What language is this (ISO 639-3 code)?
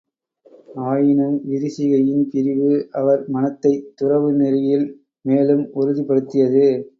tam